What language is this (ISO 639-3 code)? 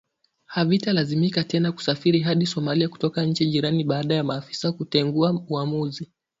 swa